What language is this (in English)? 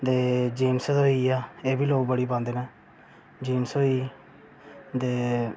Dogri